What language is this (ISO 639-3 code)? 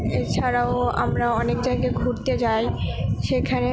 ben